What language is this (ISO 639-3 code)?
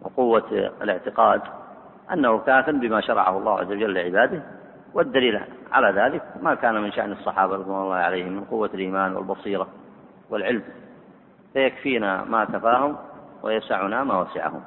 ara